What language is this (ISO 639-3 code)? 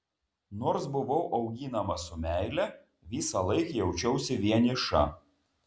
lit